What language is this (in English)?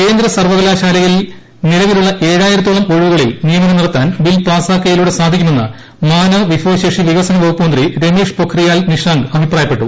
Malayalam